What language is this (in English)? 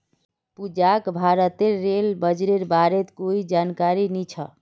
Magahi